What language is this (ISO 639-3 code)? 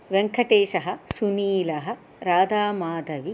san